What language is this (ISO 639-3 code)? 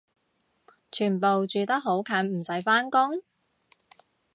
yue